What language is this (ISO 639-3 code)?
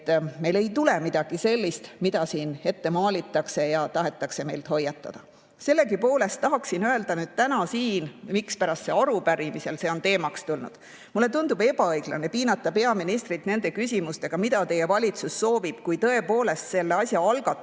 est